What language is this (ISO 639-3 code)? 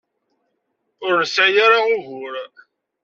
kab